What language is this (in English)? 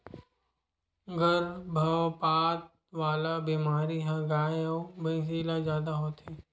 Chhattisgarhi